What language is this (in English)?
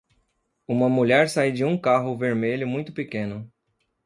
Portuguese